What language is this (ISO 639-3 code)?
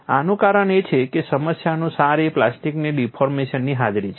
guj